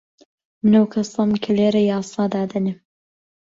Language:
Central Kurdish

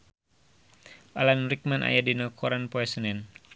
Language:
Sundanese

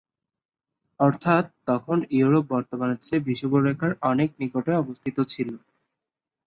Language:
Bangla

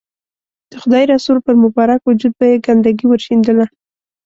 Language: Pashto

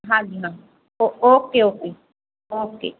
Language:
Punjabi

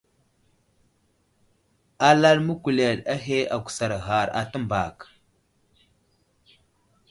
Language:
Wuzlam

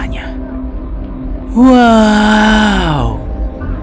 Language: Indonesian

